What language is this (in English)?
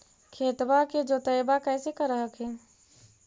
Magahi